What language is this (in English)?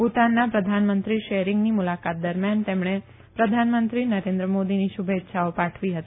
Gujarati